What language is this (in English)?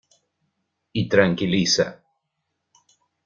Spanish